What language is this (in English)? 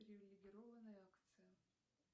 Russian